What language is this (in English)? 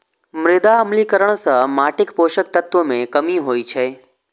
Maithili